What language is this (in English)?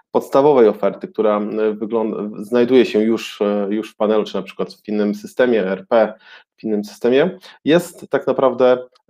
Polish